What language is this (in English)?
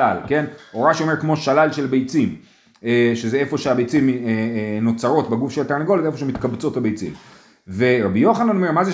Hebrew